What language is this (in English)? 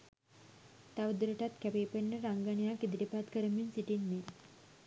Sinhala